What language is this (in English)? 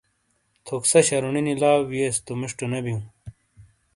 Shina